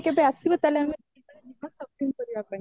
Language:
Odia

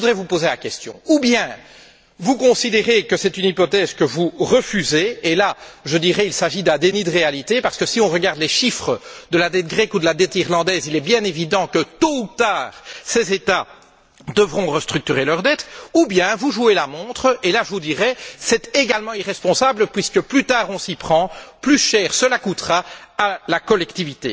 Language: French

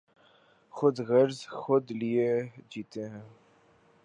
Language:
Urdu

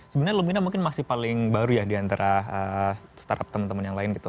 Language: Indonesian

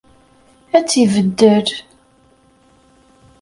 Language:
Kabyle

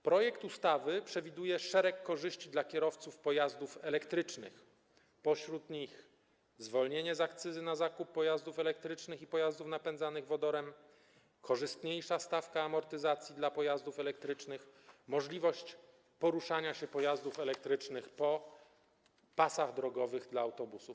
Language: Polish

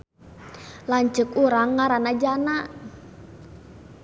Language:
Sundanese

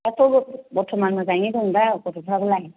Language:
Bodo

